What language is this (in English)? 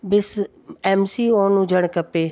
Sindhi